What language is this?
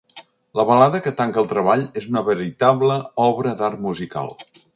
Catalan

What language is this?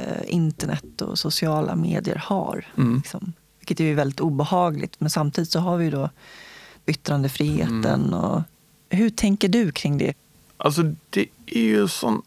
Swedish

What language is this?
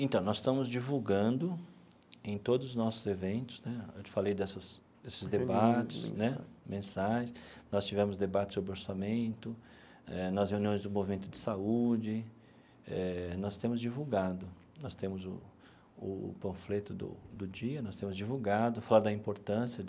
Portuguese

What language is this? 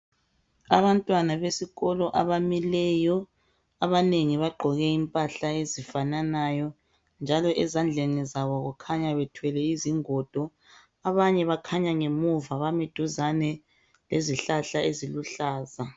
North Ndebele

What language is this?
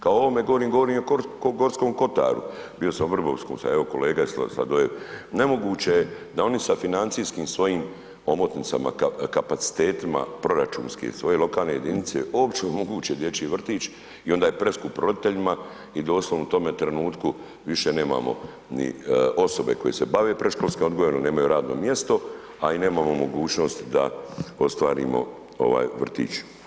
Croatian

